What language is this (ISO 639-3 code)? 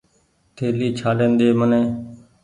gig